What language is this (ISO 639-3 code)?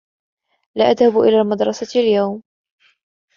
ara